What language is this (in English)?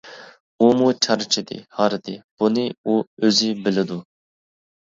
Uyghur